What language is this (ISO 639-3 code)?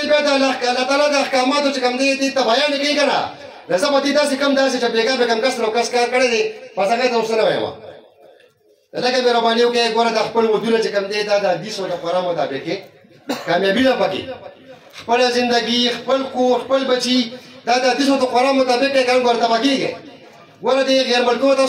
ara